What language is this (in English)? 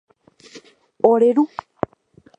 Guarani